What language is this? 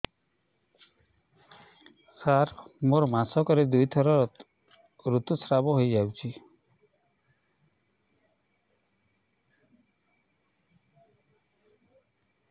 Odia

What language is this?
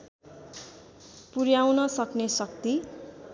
Nepali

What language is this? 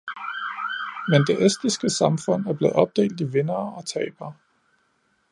Danish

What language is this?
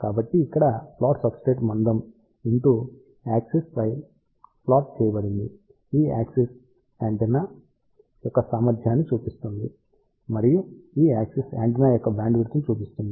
Telugu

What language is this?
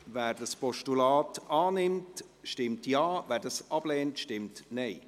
Swiss German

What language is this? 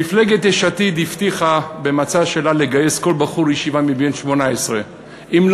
Hebrew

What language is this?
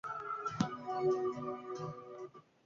Spanish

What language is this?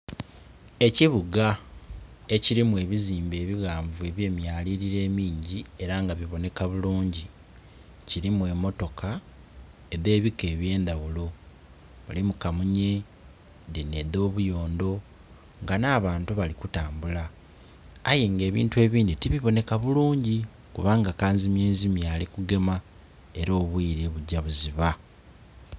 Soga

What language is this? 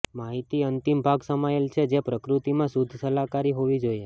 Gujarati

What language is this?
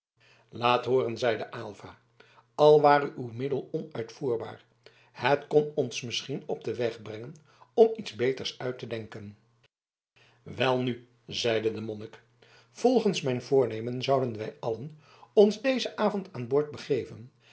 Dutch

